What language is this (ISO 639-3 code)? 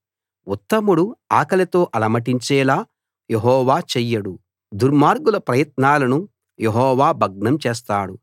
tel